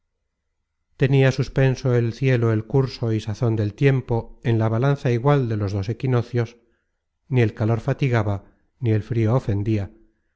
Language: Spanish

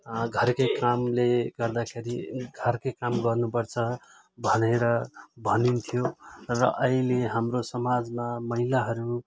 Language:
Nepali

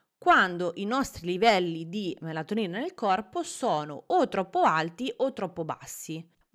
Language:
Italian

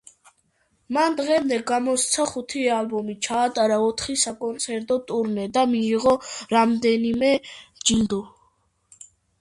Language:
Georgian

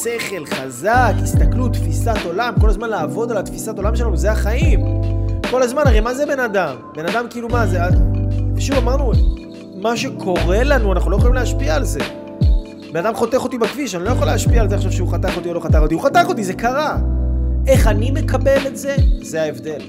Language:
Hebrew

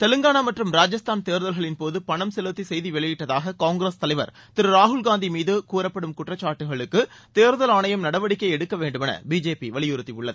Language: Tamil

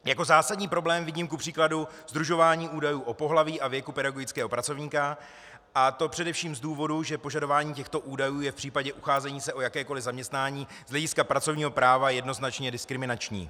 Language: Czech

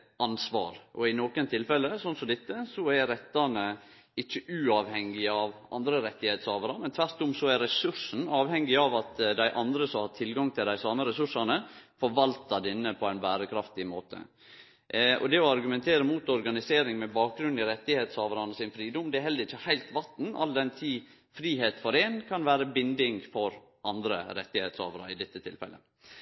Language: Norwegian Nynorsk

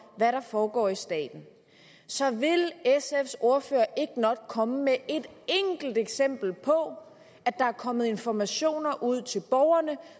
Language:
Danish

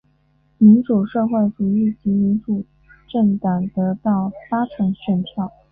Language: Chinese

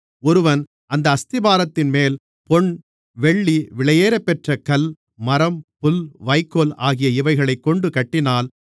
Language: Tamil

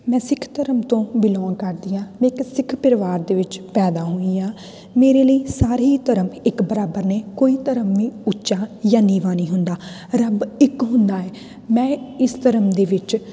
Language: Punjabi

